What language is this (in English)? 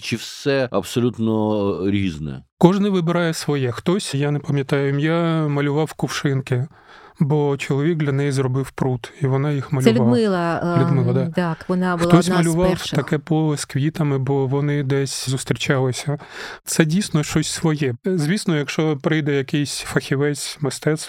Ukrainian